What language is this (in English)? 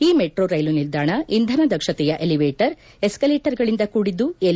Kannada